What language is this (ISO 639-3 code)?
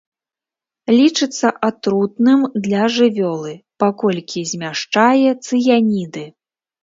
bel